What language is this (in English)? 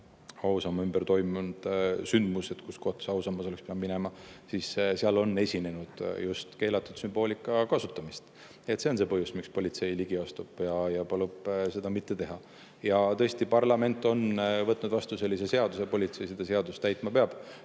Estonian